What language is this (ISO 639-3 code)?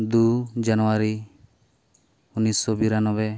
sat